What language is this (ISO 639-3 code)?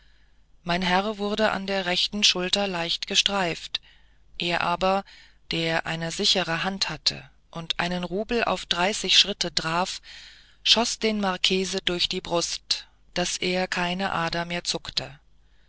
deu